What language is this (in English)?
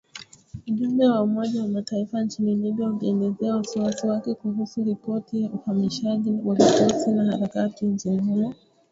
Swahili